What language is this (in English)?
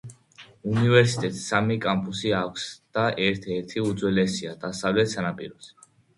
Georgian